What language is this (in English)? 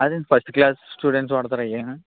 Telugu